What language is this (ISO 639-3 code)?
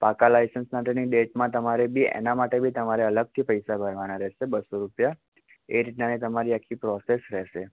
guj